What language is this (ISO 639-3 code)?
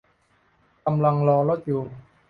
tha